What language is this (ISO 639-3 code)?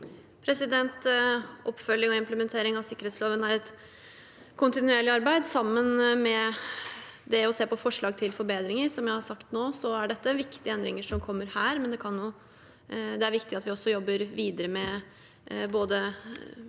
nor